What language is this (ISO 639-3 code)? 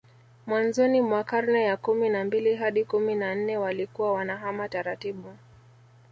swa